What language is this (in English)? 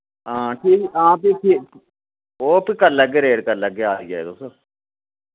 Dogri